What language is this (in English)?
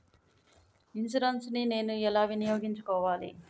Telugu